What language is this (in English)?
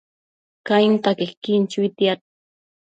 Matsés